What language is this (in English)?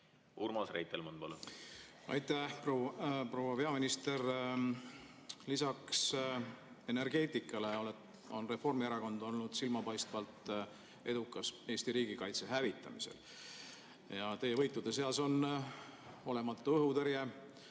Estonian